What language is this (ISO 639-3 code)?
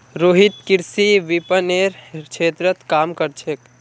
mag